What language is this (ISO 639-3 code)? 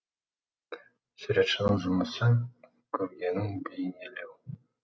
kaz